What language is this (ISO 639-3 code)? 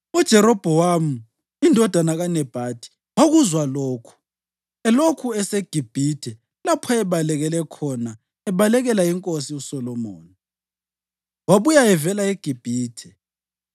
nde